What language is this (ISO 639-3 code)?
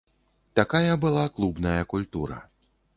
bel